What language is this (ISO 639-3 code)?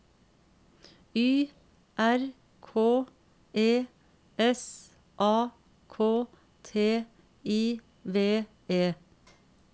nor